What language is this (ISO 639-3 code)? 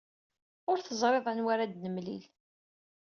kab